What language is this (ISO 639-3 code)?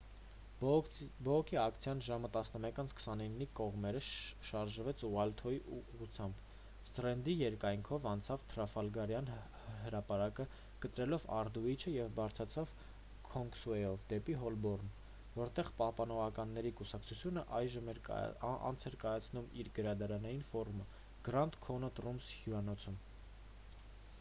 hye